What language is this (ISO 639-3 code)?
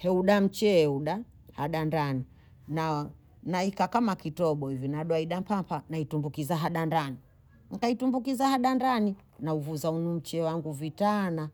bou